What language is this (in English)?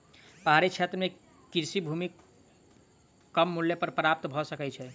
Maithili